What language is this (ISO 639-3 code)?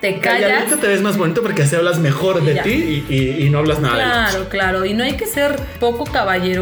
spa